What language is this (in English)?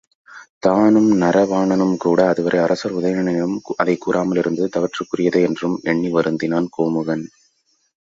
Tamil